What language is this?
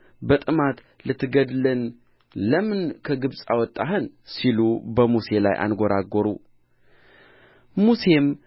Amharic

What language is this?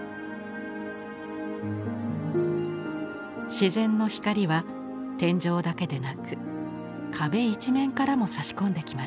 Japanese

